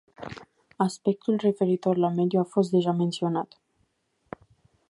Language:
Romanian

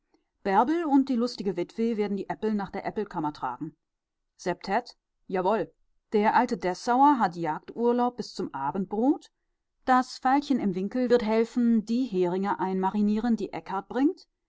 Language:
German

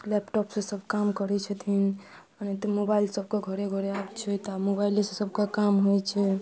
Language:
Maithili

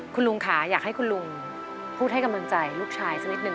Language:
Thai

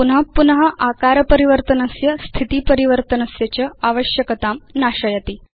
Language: Sanskrit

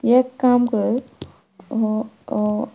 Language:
Konkani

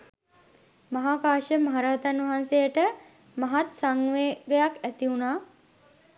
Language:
Sinhala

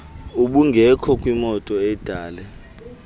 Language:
Xhosa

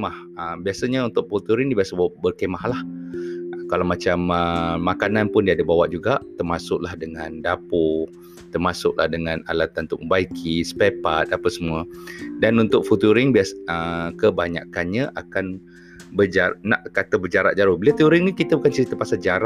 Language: Malay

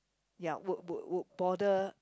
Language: English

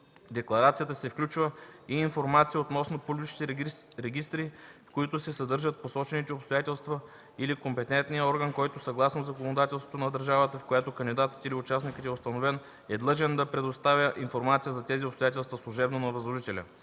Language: Bulgarian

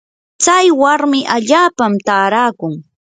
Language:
Yanahuanca Pasco Quechua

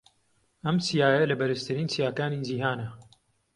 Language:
Central Kurdish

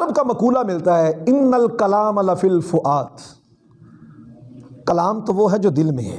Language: Urdu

